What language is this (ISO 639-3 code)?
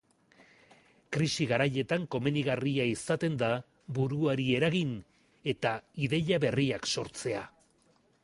eus